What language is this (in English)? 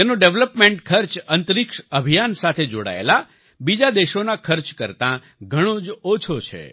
Gujarati